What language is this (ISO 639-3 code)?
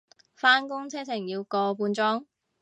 yue